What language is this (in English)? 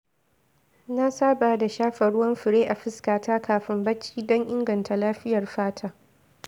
Hausa